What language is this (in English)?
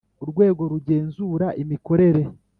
Kinyarwanda